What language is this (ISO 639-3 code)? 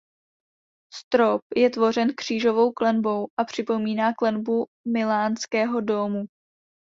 ces